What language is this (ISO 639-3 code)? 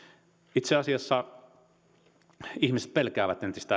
fin